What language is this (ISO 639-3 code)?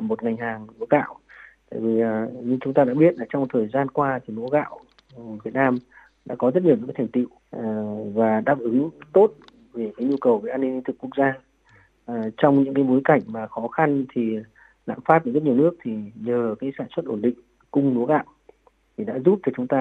vie